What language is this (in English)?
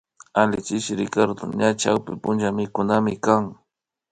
Imbabura Highland Quichua